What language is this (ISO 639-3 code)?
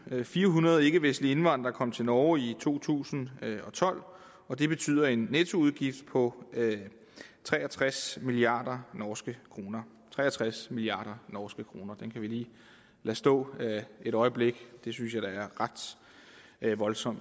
dan